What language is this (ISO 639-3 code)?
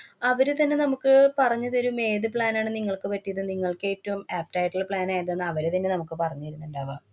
mal